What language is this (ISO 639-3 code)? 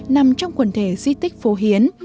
vie